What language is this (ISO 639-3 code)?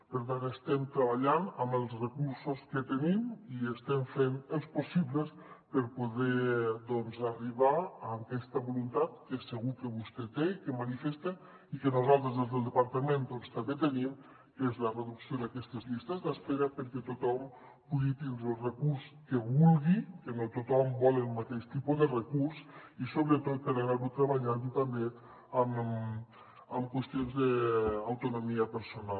cat